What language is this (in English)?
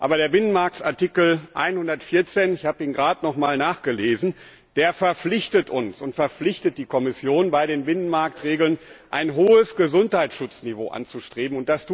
German